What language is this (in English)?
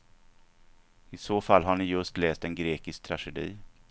Swedish